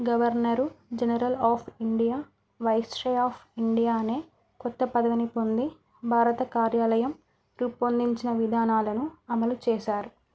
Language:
Telugu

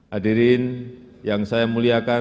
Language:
Indonesian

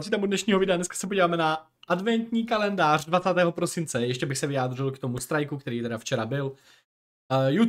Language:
Czech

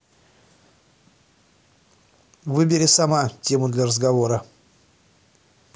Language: Russian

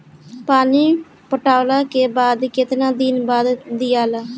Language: Bhojpuri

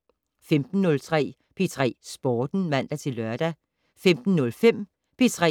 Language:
Danish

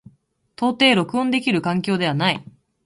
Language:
Japanese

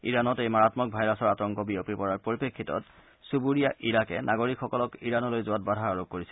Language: Assamese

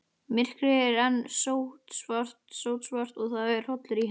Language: Icelandic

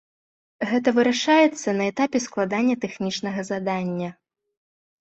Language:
Belarusian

